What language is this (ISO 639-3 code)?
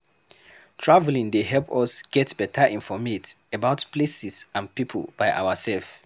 pcm